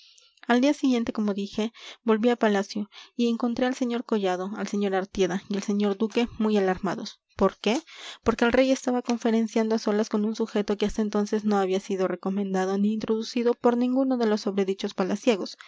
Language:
Spanish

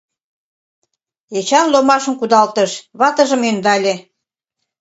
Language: Mari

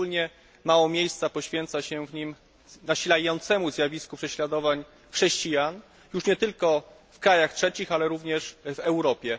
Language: Polish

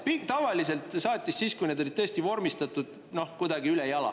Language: Estonian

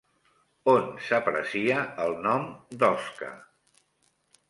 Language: Catalan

